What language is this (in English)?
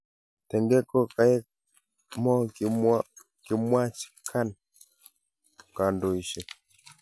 Kalenjin